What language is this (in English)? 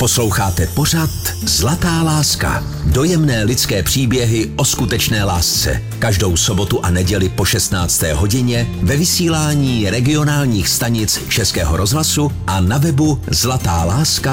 Czech